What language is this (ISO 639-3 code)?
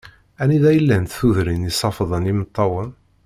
kab